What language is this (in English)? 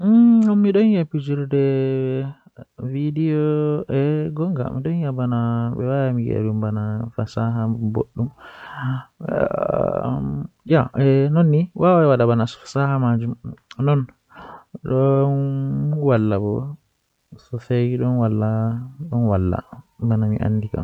Western Niger Fulfulde